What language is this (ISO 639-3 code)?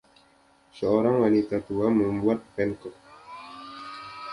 ind